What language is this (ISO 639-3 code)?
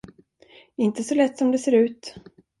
swe